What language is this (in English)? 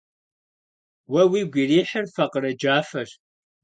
Kabardian